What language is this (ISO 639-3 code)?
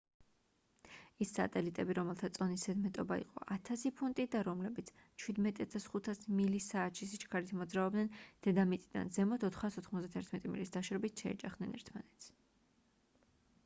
kat